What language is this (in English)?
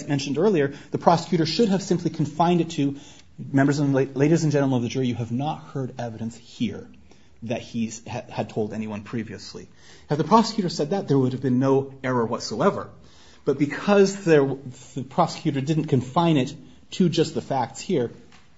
English